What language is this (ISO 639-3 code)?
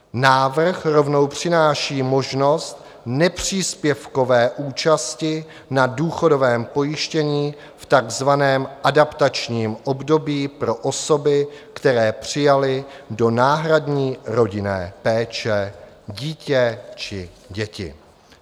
ces